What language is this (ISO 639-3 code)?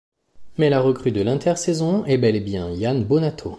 fra